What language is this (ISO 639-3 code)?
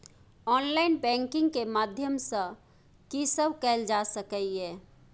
mai